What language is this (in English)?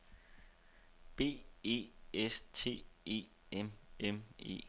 Danish